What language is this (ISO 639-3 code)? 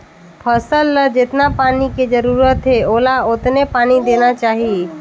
hne